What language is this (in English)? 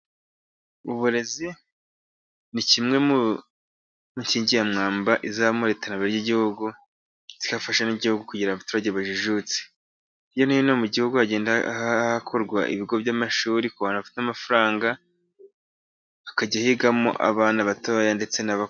Kinyarwanda